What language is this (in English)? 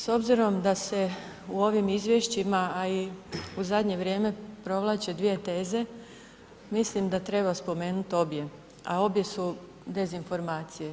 Croatian